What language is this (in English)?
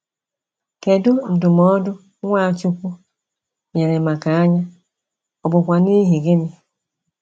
Igbo